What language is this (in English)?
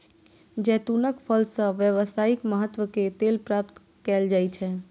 Maithili